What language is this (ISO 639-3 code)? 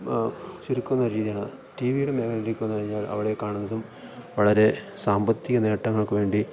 mal